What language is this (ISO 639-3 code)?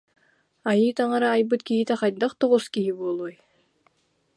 sah